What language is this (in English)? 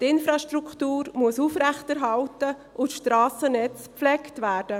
Swiss German